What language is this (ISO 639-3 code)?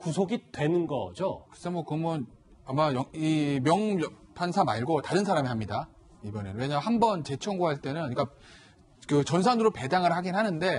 kor